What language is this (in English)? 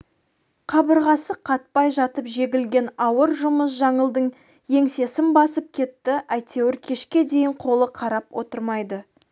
Kazakh